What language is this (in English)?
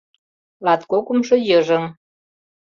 Mari